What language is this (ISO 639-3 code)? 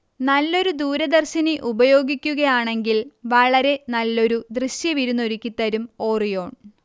mal